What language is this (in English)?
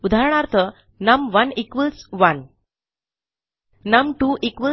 Marathi